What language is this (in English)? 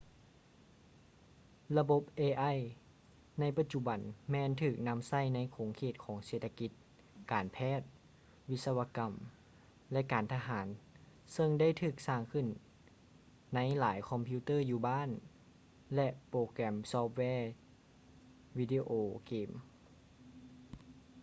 Lao